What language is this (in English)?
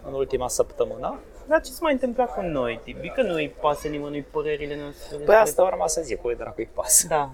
Romanian